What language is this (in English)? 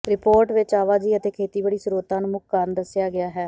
Punjabi